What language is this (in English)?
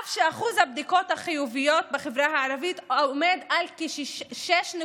Hebrew